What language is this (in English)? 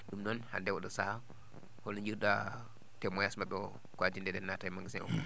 Fula